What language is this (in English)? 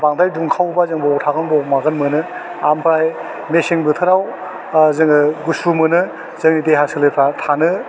Bodo